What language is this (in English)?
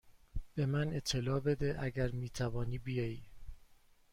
Persian